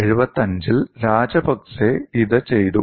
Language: Malayalam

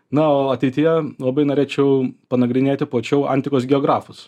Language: Lithuanian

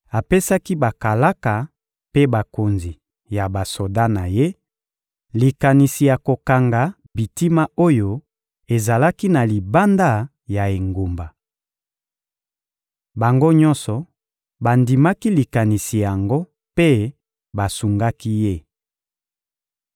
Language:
Lingala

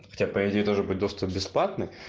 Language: Russian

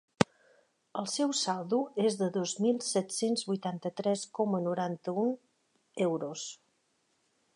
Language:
Catalan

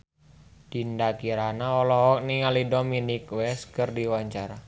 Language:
Sundanese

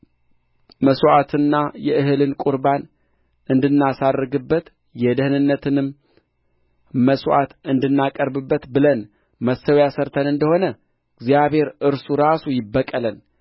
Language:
Amharic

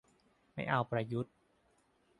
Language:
Thai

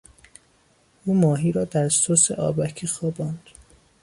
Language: Persian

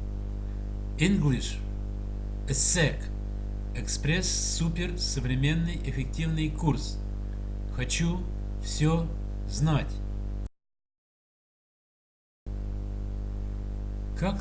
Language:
Russian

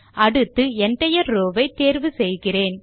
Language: Tamil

